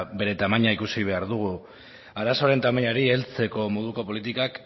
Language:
Basque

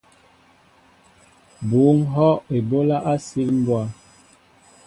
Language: Mbo (Cameroon)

